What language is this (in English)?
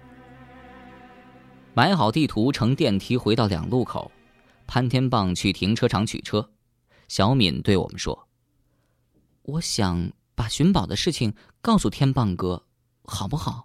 Chinese